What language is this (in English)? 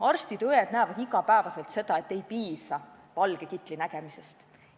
Estonian